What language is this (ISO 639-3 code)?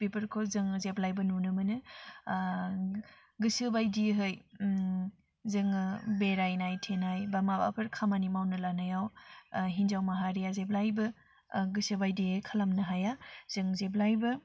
brx